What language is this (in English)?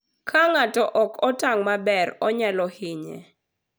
Luo (Kenya and Tanzania)